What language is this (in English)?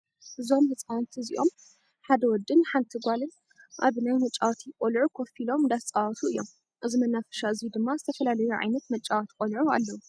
Tigrinya